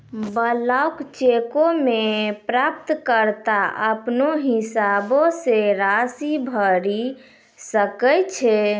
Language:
Maithili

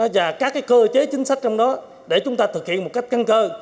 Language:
Vietnamese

